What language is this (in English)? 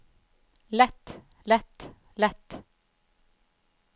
Norwegian